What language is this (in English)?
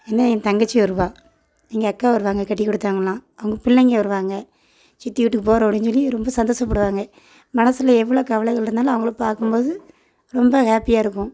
Tamil